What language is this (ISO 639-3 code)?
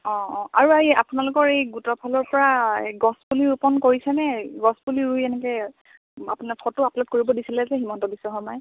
asm